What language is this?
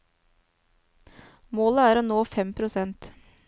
Norwegian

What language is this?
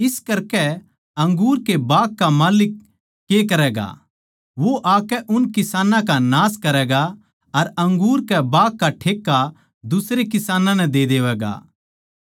Haryanvi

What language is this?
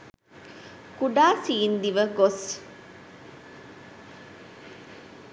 Sinhala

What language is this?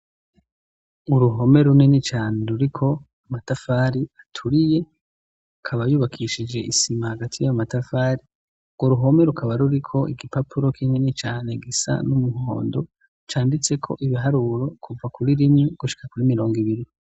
Rundi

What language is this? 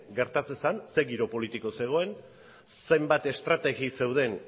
Basque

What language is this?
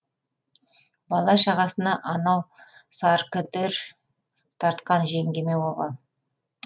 Kazakh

